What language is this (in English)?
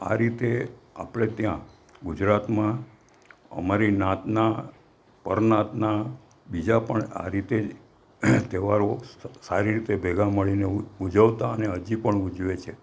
Gujarati